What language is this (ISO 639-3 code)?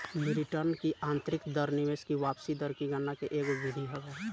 bho